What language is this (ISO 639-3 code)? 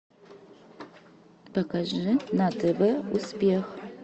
rus